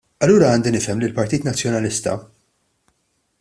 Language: Maltese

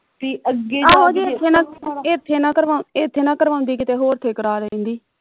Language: Punjabi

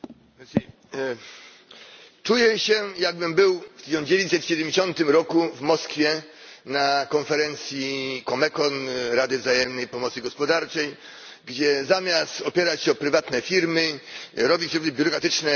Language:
Polish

